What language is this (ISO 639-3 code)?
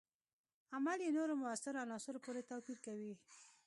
pus